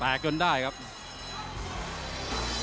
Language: Thai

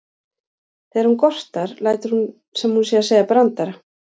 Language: Icelandic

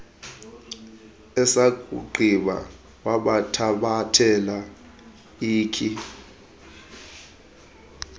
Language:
Xhosa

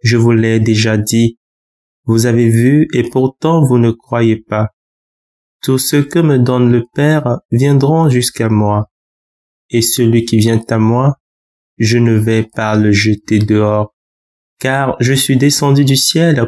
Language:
French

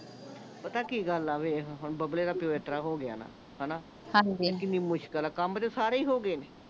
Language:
Punjabi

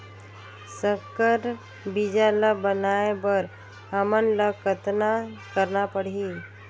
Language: Chhattisgarhi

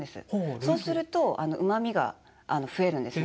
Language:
Japanese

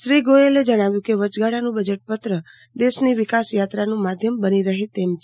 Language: Gujarati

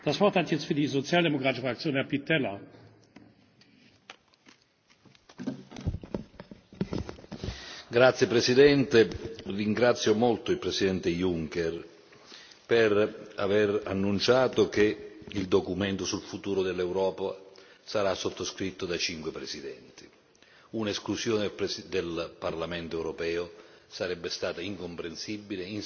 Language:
Italian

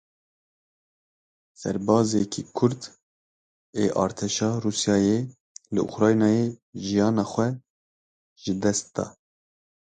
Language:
Kurdish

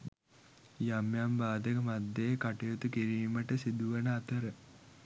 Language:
Sinhala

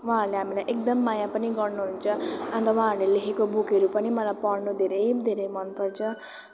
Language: Nepali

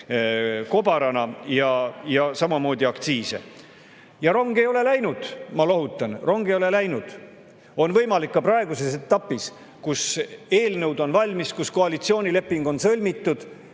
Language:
Estonian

